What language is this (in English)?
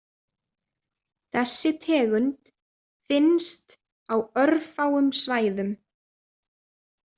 Icelandic